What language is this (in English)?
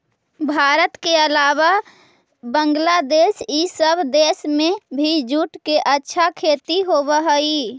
Magahi